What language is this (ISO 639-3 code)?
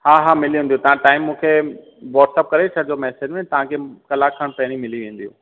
snd